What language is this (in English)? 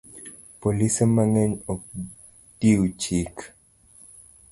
Luo (Kenya and Tanzania)